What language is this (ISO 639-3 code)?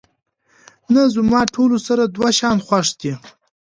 pus